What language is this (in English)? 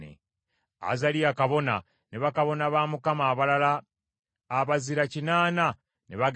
Ganda